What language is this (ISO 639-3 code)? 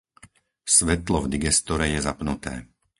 slk